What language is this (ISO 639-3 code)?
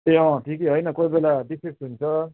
nep